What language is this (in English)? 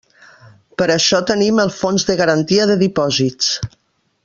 Catalan